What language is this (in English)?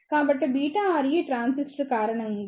Telugu